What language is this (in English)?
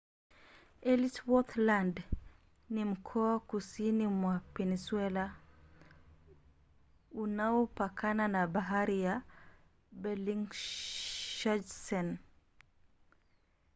Swahili